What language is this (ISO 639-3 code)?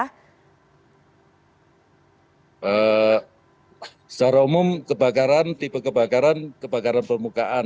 ind